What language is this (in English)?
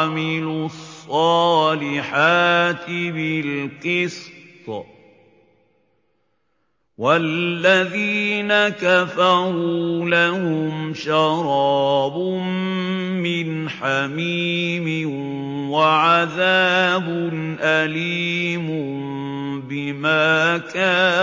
Arabic